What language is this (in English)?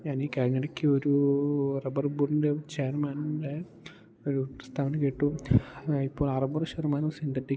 Malayalam